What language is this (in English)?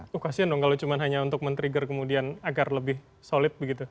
Indonesian